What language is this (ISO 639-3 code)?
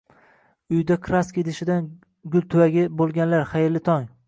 uzb